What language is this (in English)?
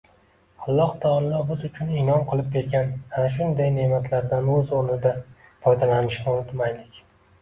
Uzbek